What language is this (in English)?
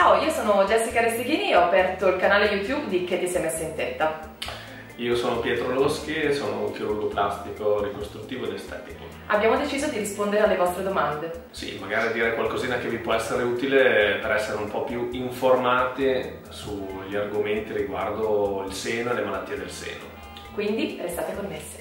Italian